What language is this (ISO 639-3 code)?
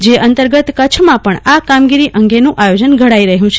guj